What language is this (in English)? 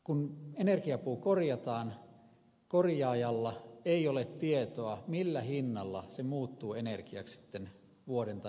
Finnish